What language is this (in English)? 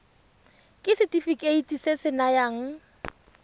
Tswana